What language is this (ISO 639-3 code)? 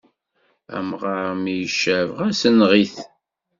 kab